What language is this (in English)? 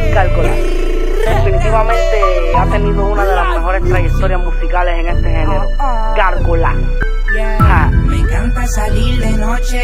Spanish